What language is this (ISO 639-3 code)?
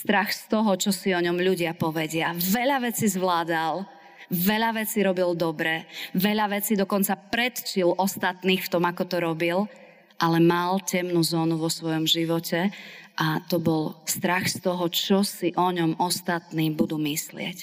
slk